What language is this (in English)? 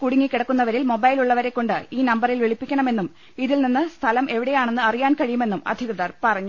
Malayalam